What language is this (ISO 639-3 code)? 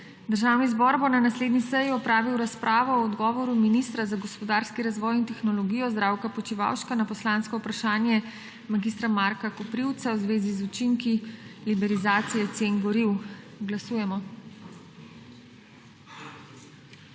slv